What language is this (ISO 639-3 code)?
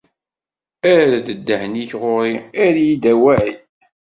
kab